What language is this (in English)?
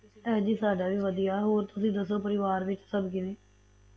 Punjabi